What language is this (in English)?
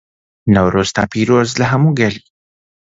Central Kurdish